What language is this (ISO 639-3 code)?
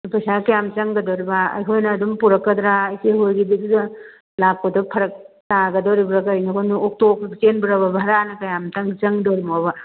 mni